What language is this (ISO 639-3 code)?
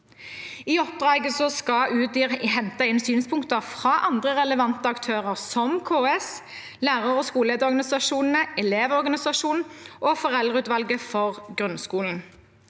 nor